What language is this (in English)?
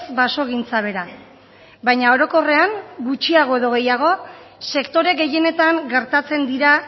Basque